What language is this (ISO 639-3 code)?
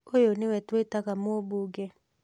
kik